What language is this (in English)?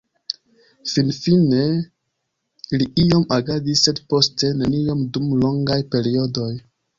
Esperanto